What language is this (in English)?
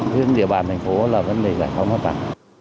Vietnamese